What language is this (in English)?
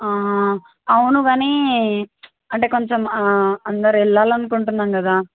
Telugu